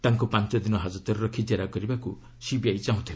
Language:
Odia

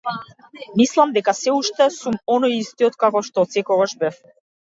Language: Macedonian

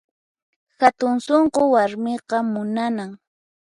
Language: Puno Quechua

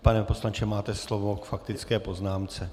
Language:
Czech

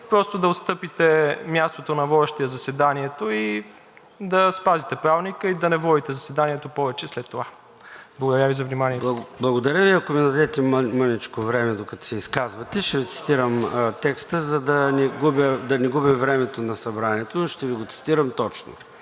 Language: Bulgarian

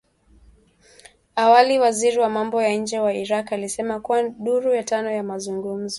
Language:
Swahili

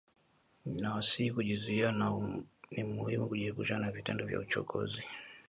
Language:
Swahili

